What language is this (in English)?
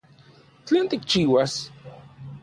Central Puebla Nahuatl